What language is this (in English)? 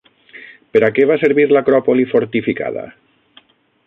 Catalan